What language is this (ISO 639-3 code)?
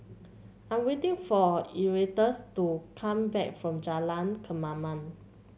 eng